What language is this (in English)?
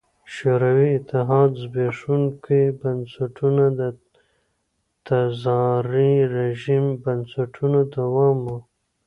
Pashto